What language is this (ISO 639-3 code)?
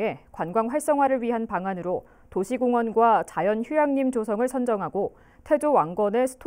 kor